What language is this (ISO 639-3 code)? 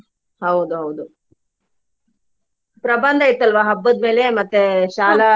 kan